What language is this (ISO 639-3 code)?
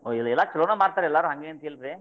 kan